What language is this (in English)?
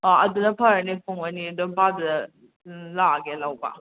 Manipuri